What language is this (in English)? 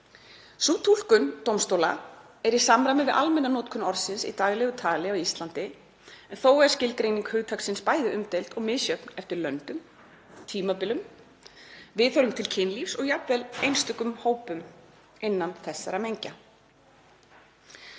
Icelandic